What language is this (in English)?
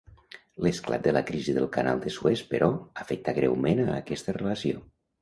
Catalan